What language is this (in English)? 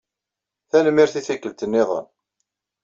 Kabyle